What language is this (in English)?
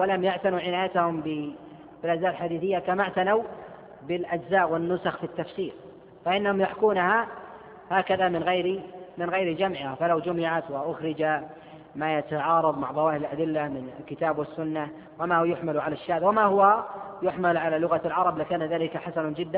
Arabic